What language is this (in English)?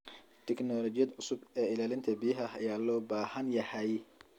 Somali